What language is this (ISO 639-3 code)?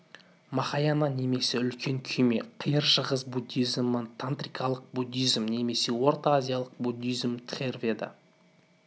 kaz